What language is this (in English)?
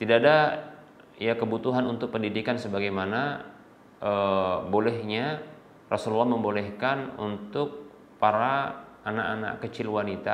Indonesian